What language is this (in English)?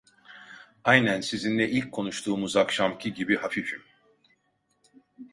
Turkish